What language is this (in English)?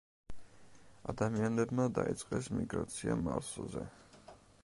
Georgian